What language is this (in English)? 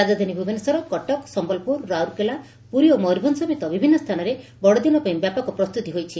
Odia